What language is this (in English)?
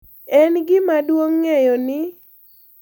Luo (Kenya and Tanzania)